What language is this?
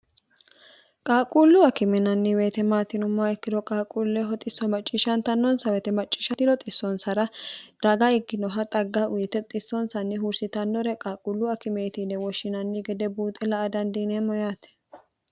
Sidamo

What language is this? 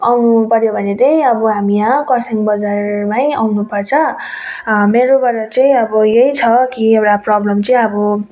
Nepali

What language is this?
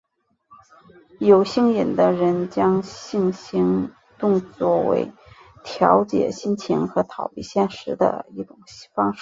Chinese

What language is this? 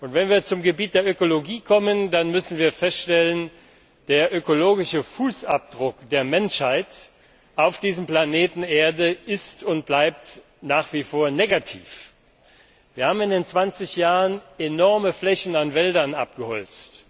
German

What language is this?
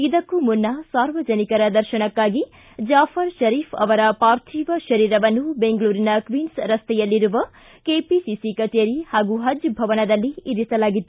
Kannada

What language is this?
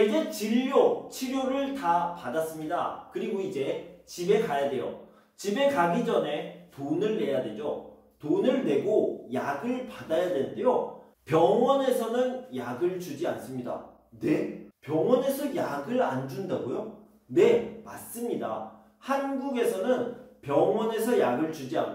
Korean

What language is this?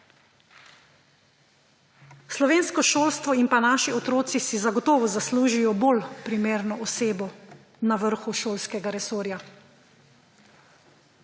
Slovenian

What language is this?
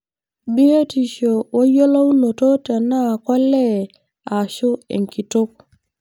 Masai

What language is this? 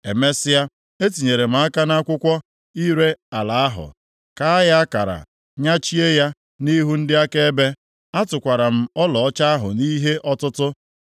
Igbo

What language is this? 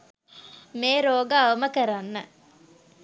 Sinhala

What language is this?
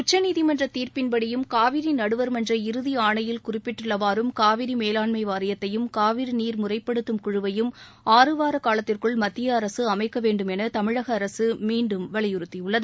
Tamil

